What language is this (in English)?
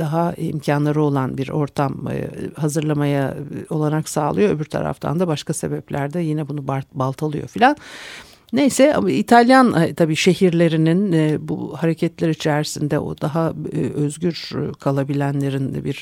Turkish